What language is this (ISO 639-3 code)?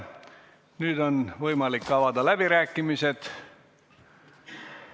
est